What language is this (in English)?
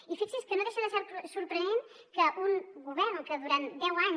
Catalan